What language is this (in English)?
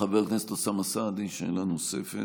Hebrew